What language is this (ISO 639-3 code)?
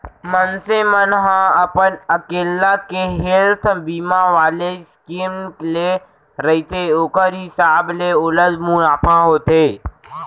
hne